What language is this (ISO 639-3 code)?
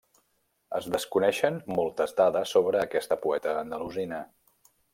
cat